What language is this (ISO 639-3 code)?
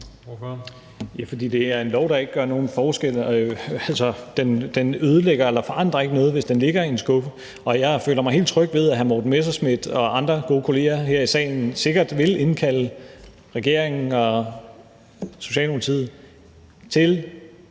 dan